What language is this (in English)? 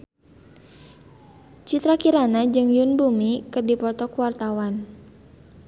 Sundanese